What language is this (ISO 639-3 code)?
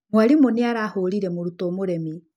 kik